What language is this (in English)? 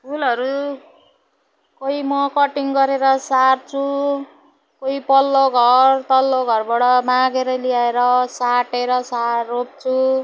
Nepali